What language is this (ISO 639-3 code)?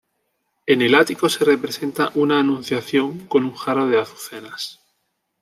spa